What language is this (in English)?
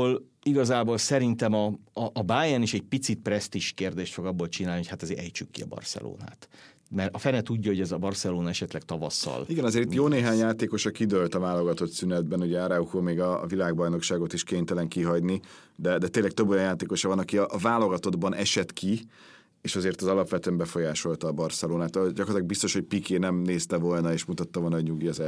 Hungarian